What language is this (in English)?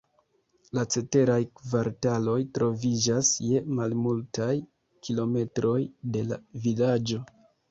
Esperanto